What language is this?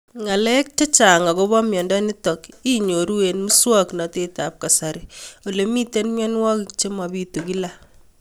Kalenjin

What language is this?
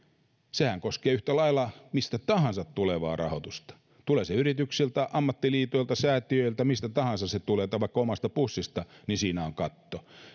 Finnish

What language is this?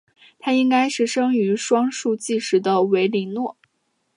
Chinese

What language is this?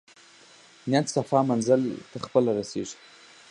Pashto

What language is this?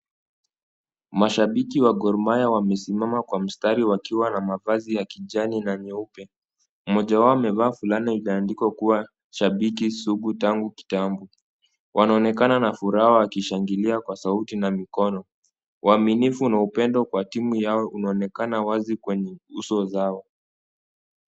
Swahili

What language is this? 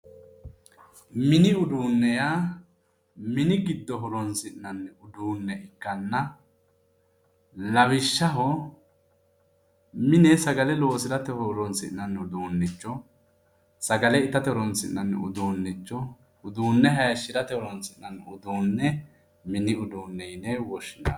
Sidamo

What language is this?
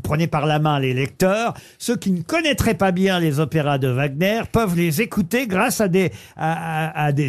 French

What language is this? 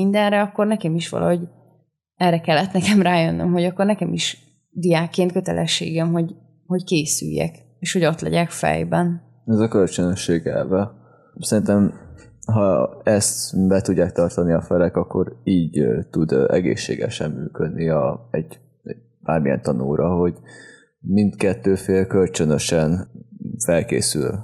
Hungarian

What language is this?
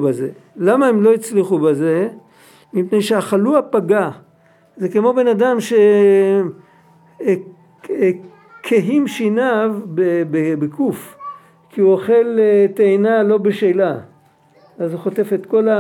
Hebrew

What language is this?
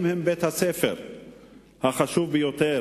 Hebrew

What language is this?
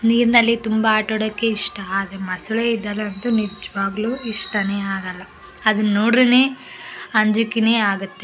Kannada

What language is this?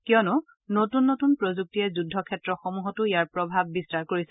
Assamese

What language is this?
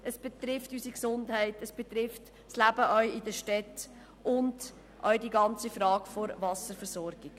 Swiss German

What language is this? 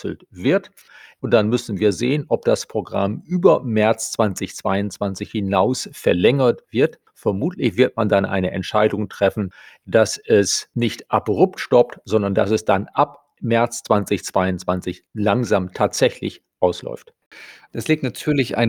German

